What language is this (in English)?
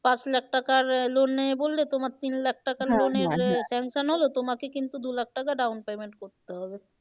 Bangla